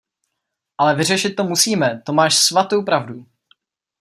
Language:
Czech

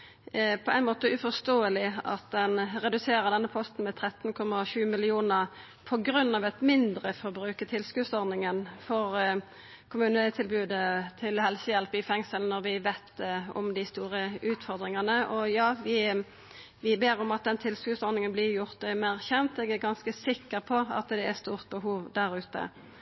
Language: Norwegian Nynorsk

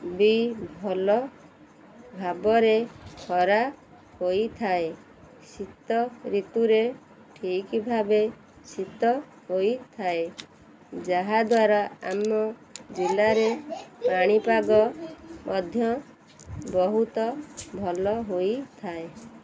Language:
Odia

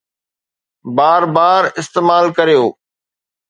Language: Sindhi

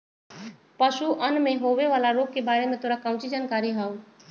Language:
Magahi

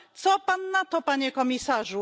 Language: Polish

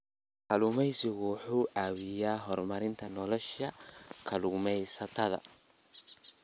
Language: Somali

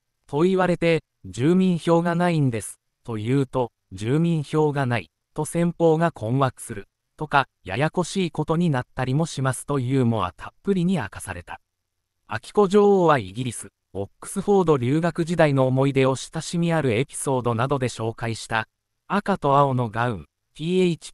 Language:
Japanese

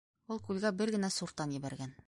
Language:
Bashkir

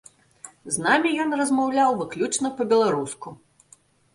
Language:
Belarusian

